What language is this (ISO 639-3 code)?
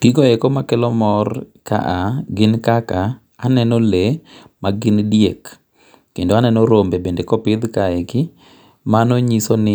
luo